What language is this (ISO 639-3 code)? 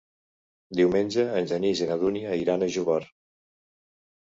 cat